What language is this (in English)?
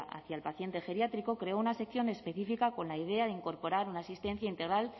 Spanish